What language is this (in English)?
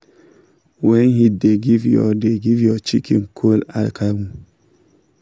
Nigerian Pidgin